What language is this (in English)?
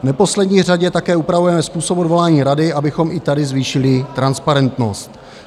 Czech